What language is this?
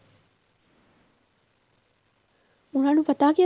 Punjabi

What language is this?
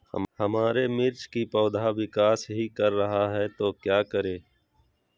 Magahi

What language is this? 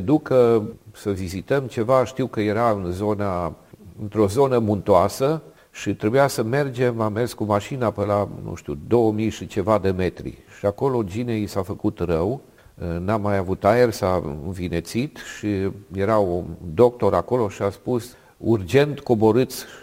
Romanian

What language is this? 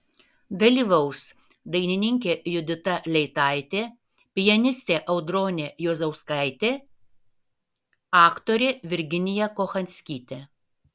Lithuanian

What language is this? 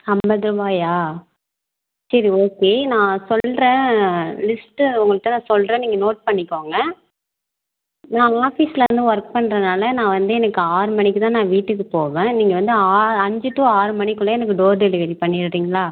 Tamil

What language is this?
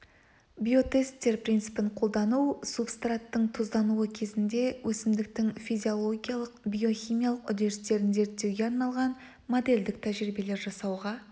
Kazakh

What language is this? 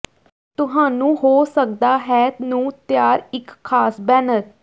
Punjabi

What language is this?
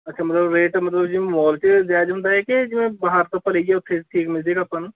Punjabi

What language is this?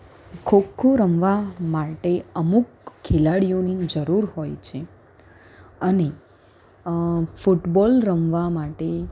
Gujarati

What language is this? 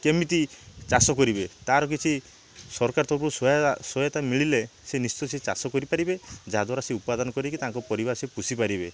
Odia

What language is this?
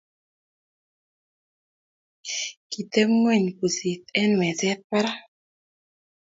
Kalenjin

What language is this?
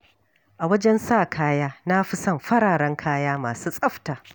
Hausa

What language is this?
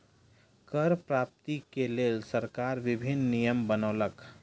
Maithili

